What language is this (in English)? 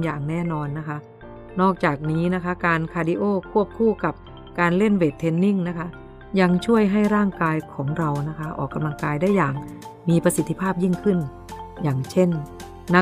Thai